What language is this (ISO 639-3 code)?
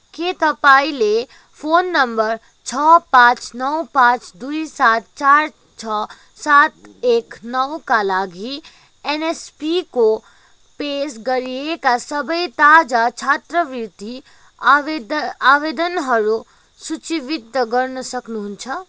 nep